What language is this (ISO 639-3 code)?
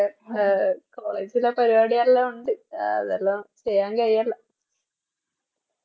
mal